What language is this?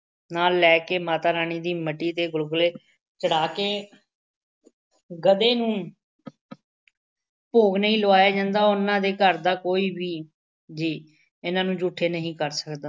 Punjabi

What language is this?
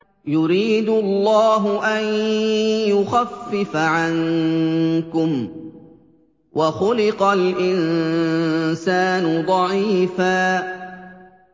Arabic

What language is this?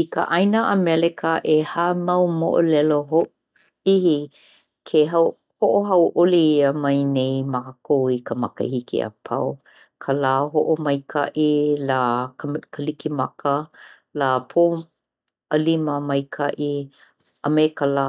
Hawaiian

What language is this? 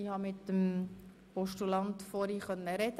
Swiss German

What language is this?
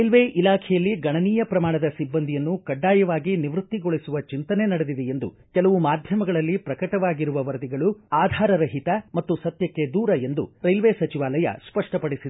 Kannada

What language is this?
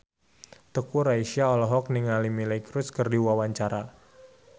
Sundanese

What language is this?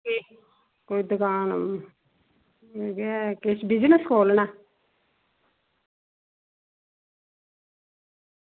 Dogri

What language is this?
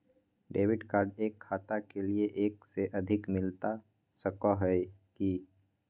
Magahi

